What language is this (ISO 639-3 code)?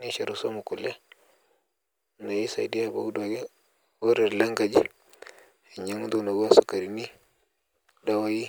mas